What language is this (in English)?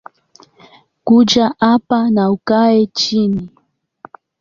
Swahili